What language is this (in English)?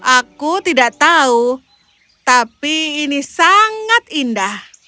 Indonesian